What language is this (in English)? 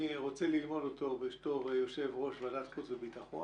Hebrew